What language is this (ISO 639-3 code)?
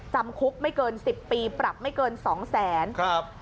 tha